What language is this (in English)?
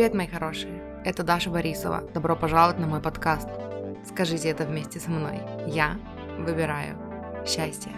Russian